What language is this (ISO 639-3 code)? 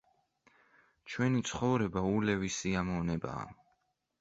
kat